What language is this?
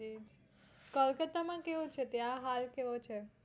Gujarati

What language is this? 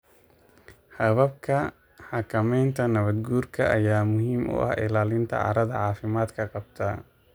Somali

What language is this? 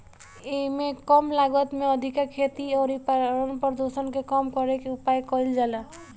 Bhojpuri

